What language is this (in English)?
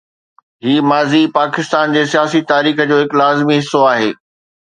Sindhi